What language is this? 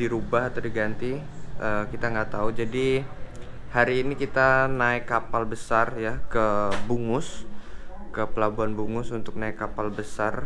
Indonesian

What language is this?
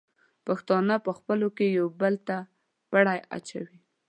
Pashto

